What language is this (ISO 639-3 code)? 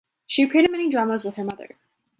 eng